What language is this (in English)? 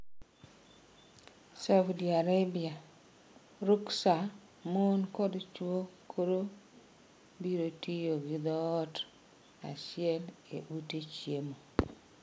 Luo (Kenya and Tanzania)